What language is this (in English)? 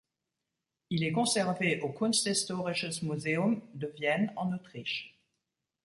French